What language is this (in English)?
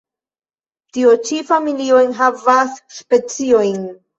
Esperanto